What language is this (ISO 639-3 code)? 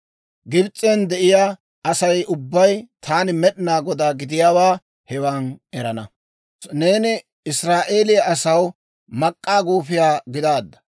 dwr